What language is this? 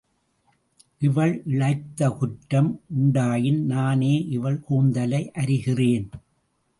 Tamil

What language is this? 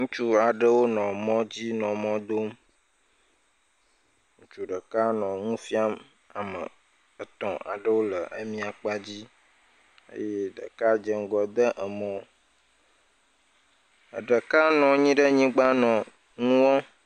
Ewe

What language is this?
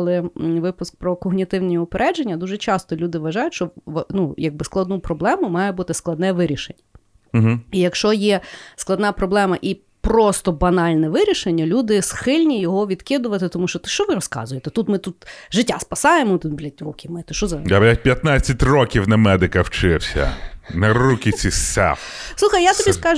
Ukrainian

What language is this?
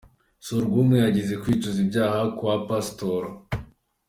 Kinyarwanda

